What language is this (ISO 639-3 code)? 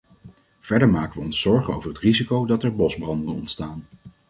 nld